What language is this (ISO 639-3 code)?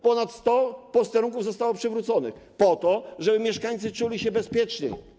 pol